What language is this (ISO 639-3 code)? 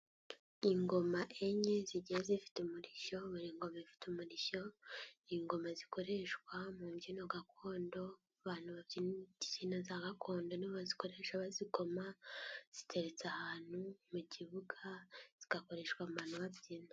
kin